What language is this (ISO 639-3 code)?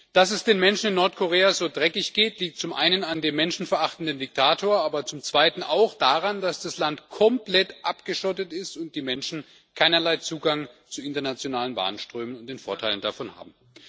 deu